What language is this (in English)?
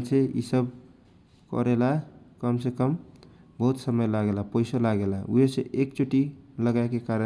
Kochila Tharu